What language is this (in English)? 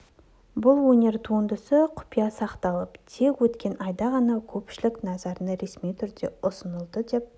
Kazakh